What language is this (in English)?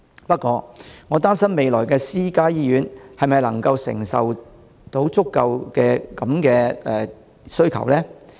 Cantonese